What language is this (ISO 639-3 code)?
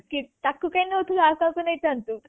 ori